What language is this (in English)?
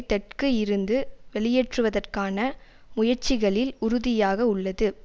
Tamil